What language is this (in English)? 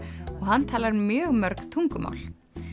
Icelandic